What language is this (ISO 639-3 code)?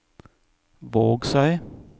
nor